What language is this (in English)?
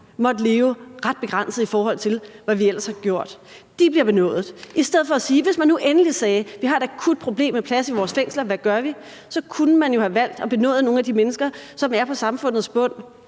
Danish